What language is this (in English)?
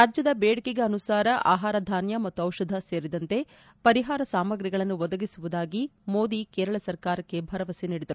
Kannada